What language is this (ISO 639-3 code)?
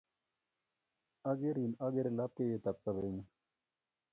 kln